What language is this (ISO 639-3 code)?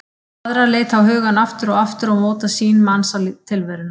isl